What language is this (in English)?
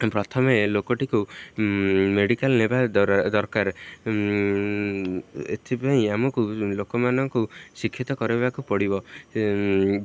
Odia